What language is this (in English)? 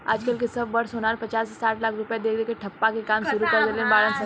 Bhojpuri